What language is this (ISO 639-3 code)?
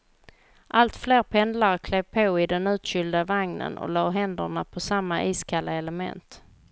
swe